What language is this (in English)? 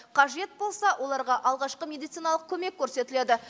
Kazakh